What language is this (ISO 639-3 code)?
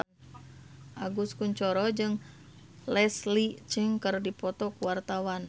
sun